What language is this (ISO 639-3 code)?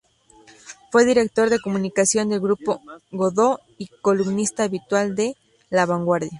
spa